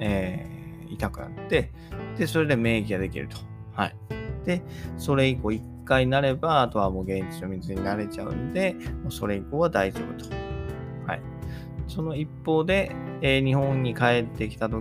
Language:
Japanese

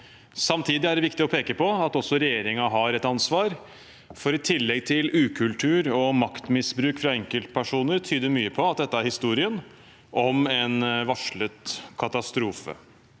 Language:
Norwegian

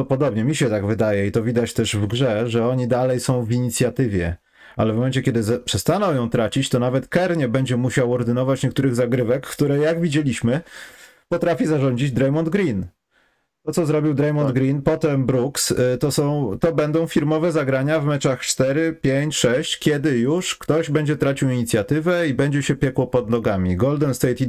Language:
Polish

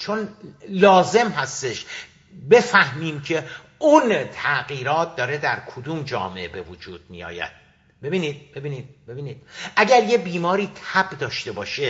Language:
Persian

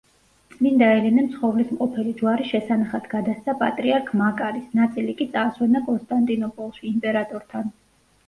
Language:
Georgian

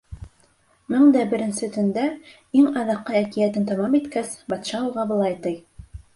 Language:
Bashkir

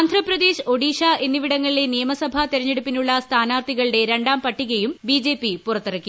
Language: Malayalam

